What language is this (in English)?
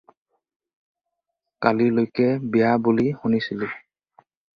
Assamese